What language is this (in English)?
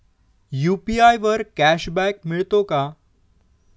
Marathi